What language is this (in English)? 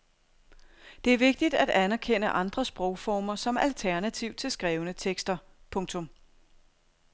Danish